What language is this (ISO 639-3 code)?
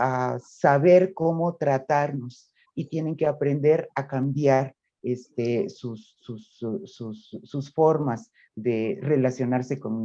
spa